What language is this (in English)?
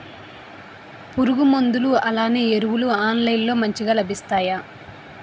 Telugu